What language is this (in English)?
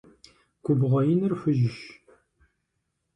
Kabardian